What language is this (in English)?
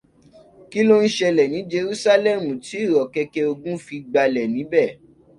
Yoruba